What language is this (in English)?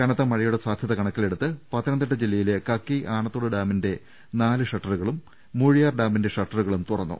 Malayalam